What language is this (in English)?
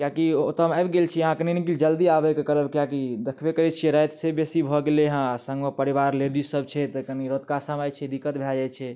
Maithili